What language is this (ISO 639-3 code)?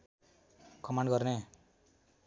nep